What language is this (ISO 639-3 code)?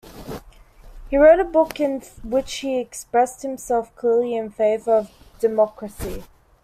eng